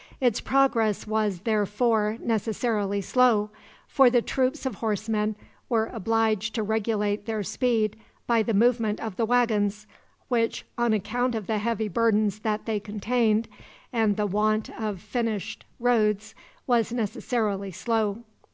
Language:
English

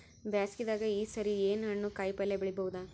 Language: Kannada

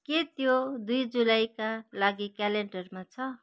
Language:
Nepali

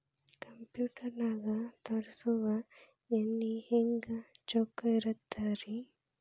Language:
Kannada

